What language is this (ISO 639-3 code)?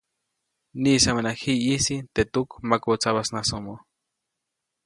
zoc